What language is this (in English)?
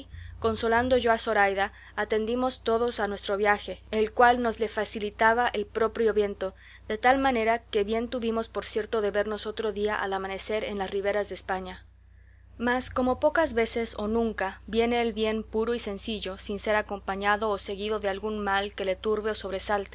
Spanish